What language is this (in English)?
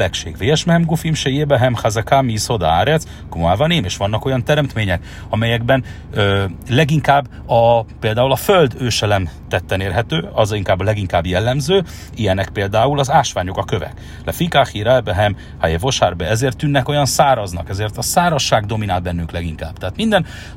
Hungarian